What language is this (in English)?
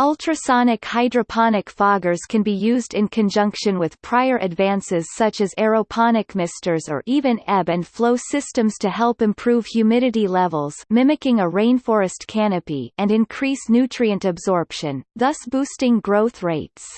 English